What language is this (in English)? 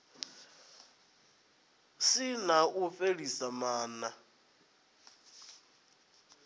Venda